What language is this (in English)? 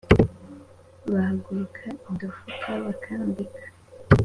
Kinyarwanda